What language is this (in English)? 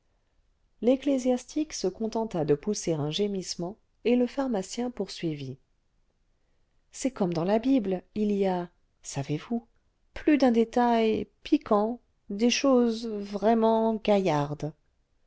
French